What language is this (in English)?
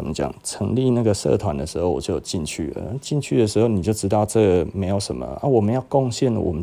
Chinese